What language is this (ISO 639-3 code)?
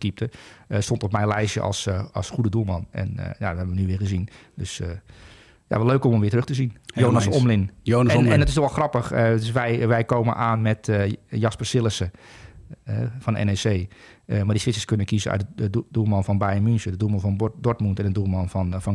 nld